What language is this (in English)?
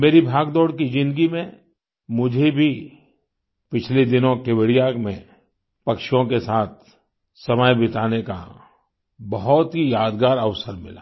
Hindi